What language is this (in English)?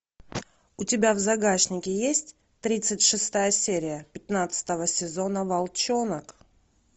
Russian